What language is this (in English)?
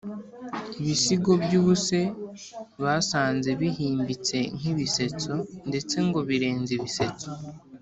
Kinyarwanda